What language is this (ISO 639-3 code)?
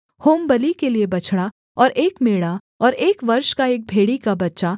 hin